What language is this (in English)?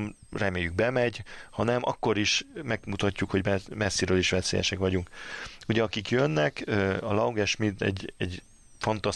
Hungarian